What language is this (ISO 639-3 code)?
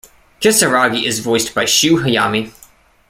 eng